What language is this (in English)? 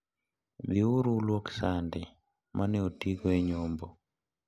Luo (Kenya and Tanzania)